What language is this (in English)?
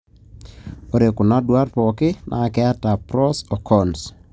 Masai